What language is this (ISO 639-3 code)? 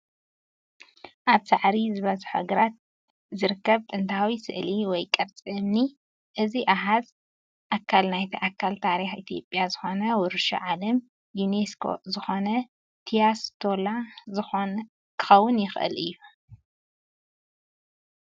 tir